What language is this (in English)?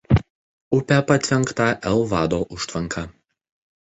Lithuanian